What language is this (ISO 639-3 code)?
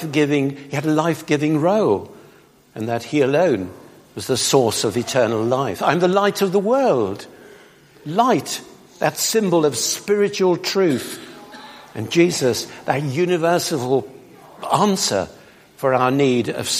eng